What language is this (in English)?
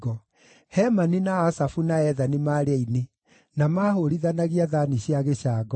Kikuyu